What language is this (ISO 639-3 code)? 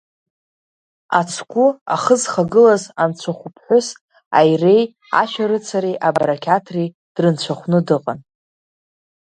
abk